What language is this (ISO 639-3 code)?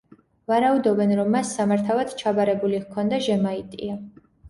kat